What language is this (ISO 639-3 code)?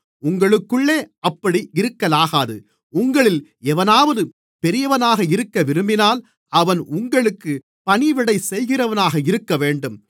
tam